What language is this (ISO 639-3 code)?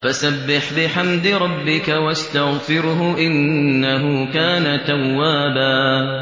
ara